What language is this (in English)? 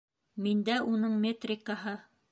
Bashkir